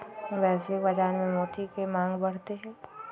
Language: Magahi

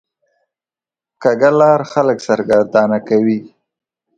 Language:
Pashto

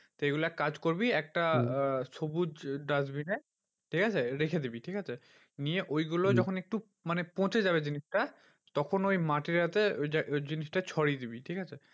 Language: Bangla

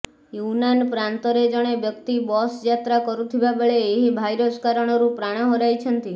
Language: Odia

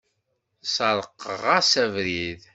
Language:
Kabyle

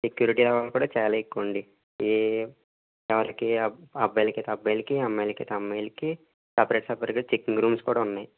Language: Telugu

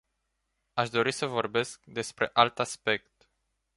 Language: Romanian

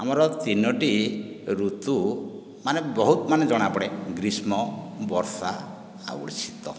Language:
Odia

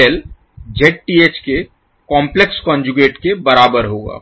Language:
Hindi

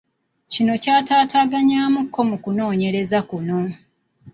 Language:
Ganda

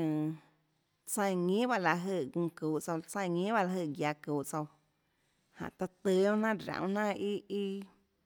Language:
Tlacoatzintepec Chinantec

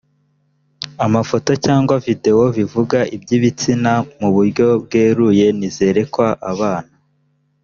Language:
Kinyarwanda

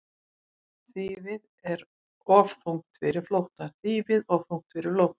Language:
Icelandic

